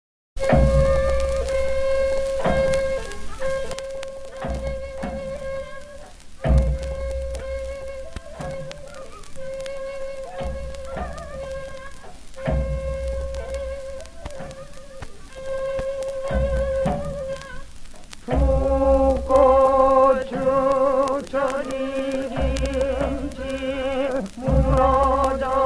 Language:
Korean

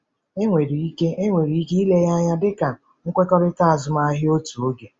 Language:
Igbo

